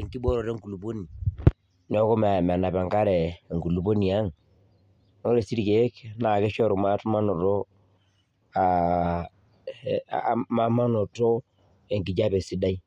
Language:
Masai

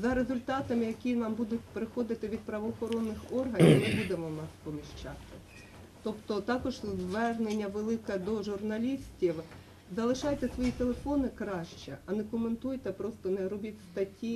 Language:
Ukrainian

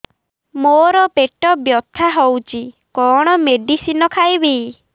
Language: Odia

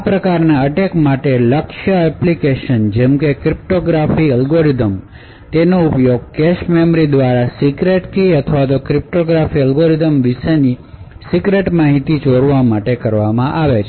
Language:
Gujarati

